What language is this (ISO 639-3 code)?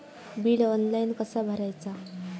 mar